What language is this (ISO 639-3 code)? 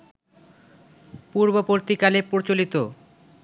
ben